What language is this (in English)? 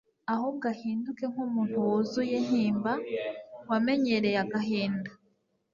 Kinyarwanda